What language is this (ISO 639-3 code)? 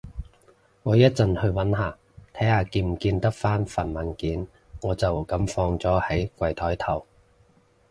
yue